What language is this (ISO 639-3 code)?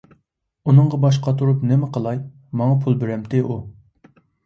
uig